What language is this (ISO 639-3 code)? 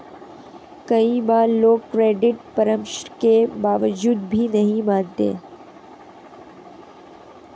hin